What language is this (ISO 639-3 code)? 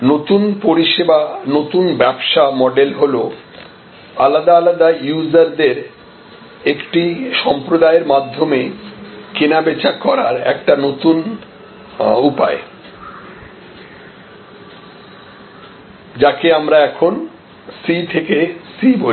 ben